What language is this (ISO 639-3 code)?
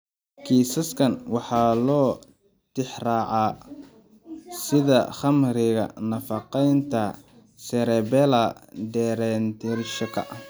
som